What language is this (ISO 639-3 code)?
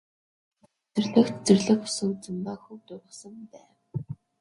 mon